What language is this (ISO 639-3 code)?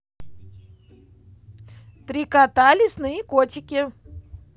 rus